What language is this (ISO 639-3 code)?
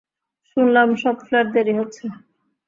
ben